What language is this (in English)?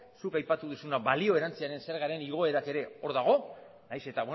Basque